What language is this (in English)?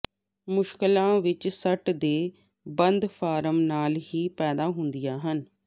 Punjabi